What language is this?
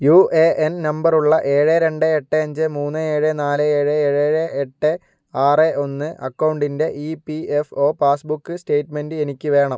Malayalam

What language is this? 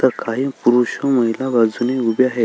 Marathi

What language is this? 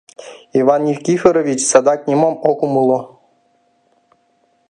Mari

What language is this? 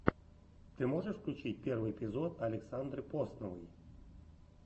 Russian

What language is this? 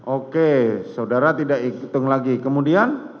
Indonesian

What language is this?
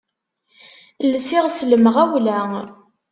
Kabyle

